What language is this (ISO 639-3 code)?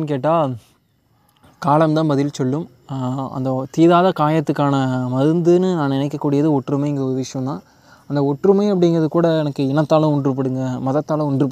tam